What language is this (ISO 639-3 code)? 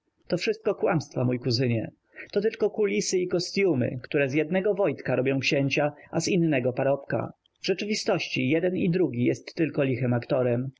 pol